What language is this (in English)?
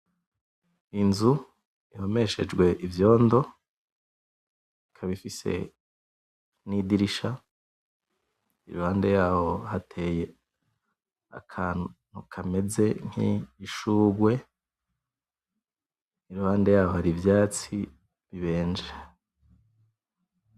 Rundi